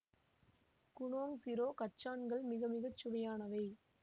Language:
Tamil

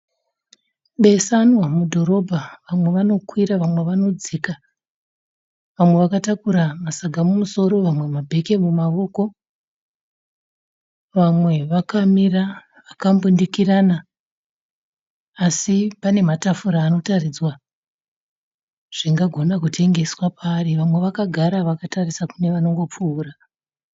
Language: Shona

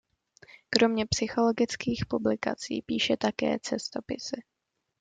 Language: Czech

